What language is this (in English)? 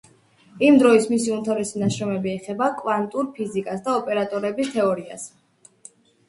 Georgian